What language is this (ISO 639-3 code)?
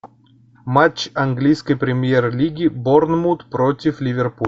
rus